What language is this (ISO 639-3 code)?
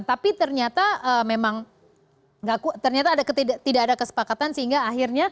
ind